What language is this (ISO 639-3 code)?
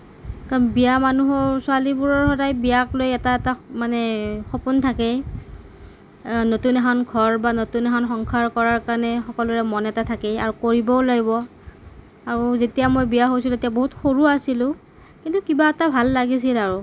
asm